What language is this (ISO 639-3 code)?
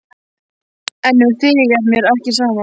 isl